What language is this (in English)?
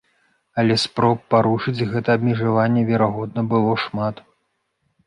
Belarusian